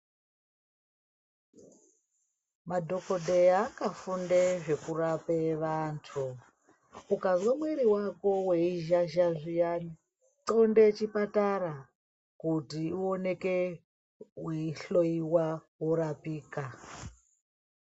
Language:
Ndau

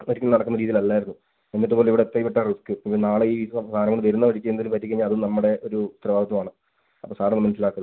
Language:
Malayalam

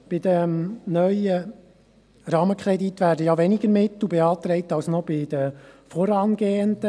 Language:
Swiss German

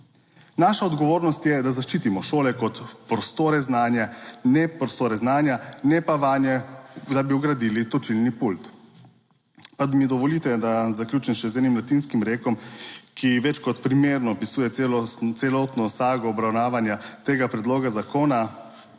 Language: Slovenian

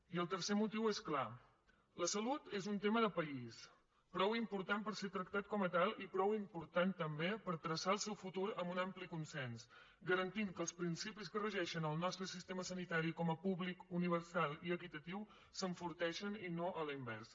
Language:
Catalan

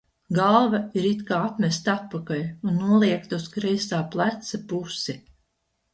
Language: Latvian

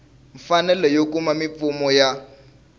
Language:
Tsonga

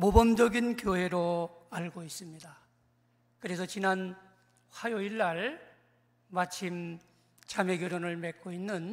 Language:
Korean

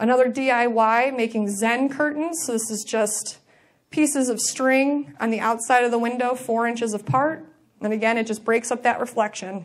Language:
English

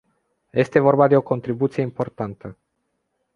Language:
Romanian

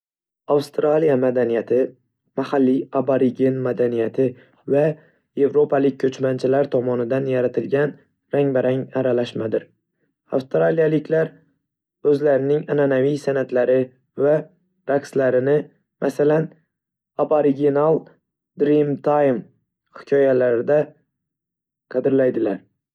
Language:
Uzbek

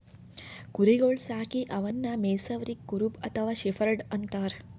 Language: Kannada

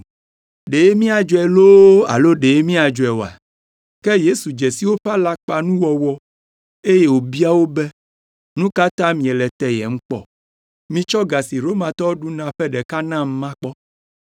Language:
Ewe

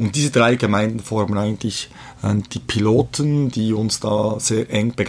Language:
German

